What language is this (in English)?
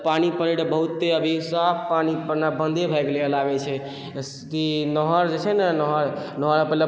Maithili